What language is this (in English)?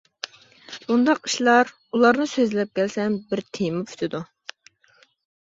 Uyghur